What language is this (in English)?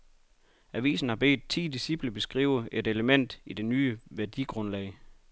Danish